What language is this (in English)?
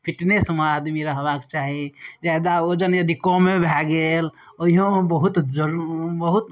Maithili